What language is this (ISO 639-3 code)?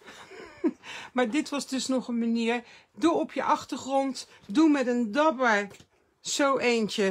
nld